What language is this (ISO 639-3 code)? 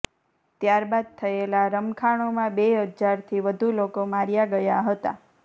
guj